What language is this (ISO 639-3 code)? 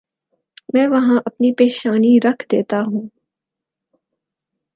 urd